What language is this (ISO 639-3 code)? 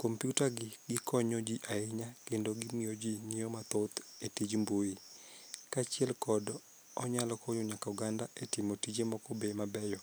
luo